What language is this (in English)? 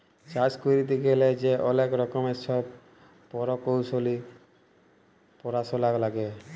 Bangla